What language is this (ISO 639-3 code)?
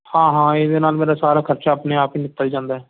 pan